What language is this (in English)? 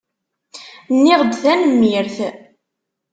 Kabyle